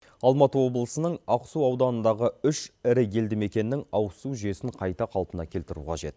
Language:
Kazakh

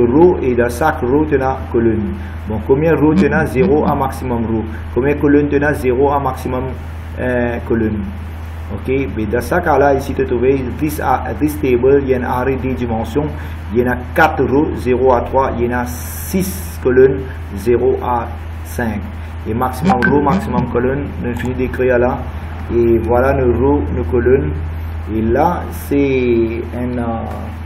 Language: French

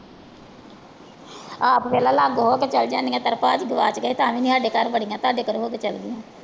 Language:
Punjabi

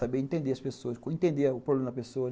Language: Portuguese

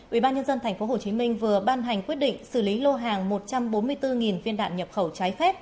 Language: Vietnamese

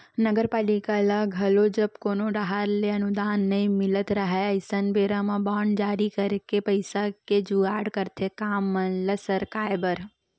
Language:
Chhattisgarhi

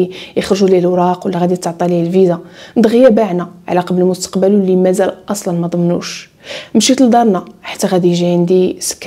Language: Arabic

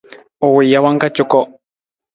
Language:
Nawdm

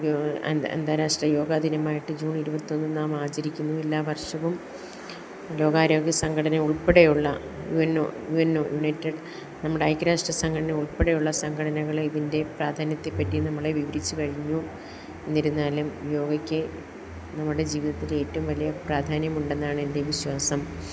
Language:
Malayalam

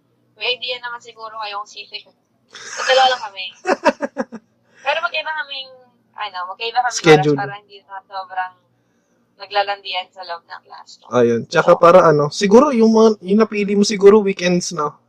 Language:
Filipino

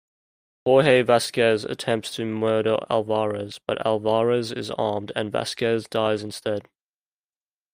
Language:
English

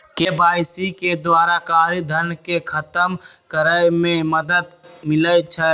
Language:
Magahi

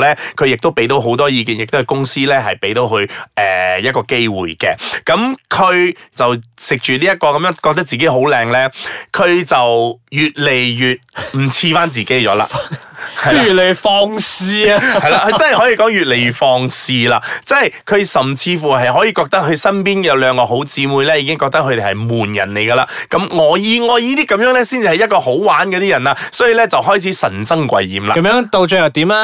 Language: Chinese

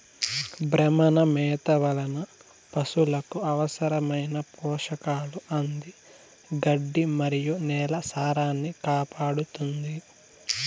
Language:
Telugu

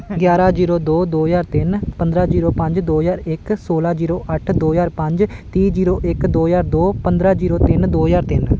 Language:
Punjabi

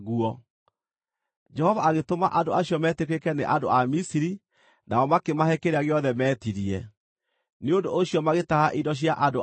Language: Kikuyu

